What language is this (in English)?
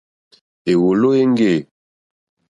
Mokpwe